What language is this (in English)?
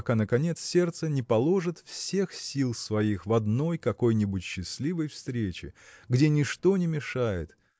Russian